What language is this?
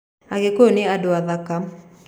Kikuyu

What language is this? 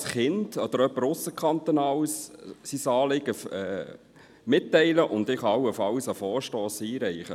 Swiss German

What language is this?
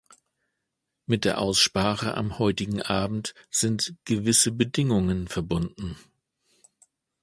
German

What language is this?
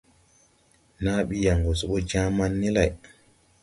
Tupuri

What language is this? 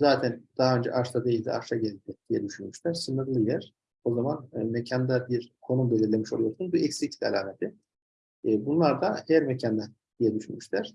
Turkish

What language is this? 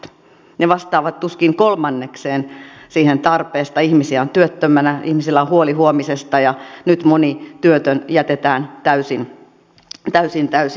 Finnish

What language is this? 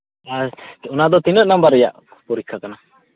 Santali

